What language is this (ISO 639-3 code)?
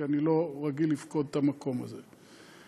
heb